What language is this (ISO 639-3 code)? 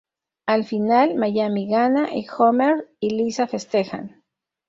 spa